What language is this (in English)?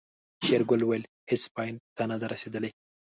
Pashto